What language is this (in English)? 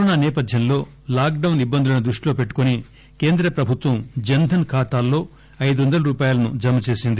Telugu